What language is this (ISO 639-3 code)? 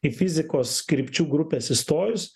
lit